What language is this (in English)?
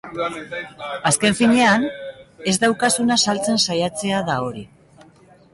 Basque